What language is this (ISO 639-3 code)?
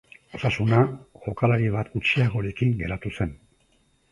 eus